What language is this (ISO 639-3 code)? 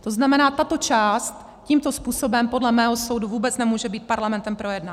ces